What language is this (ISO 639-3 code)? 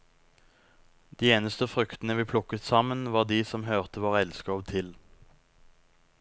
nor